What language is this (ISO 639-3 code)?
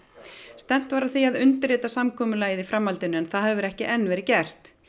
isl